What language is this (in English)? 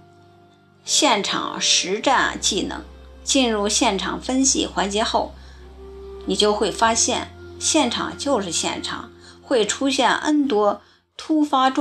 Chinese